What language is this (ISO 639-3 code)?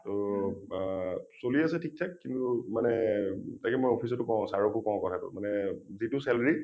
asm